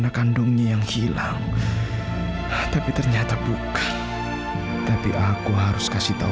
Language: Indonesian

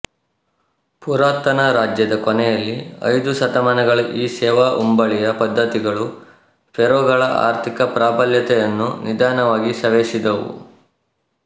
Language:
Kannada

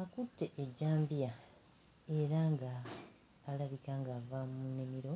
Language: Ganda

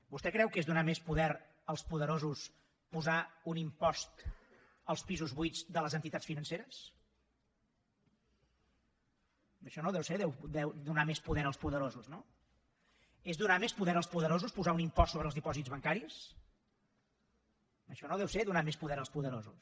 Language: Catalan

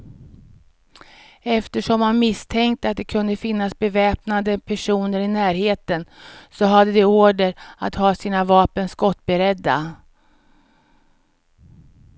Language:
Swedish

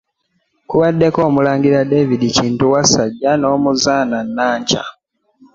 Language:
Ganda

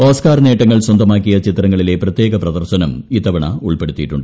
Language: Malayalam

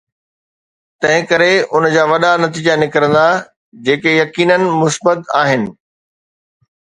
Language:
Sindhi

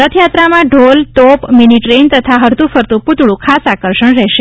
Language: Gujarati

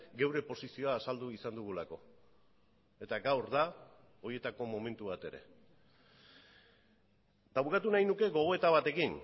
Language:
Basque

